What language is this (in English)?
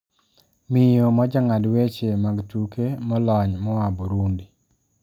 Luo (Kenya and Tanzania)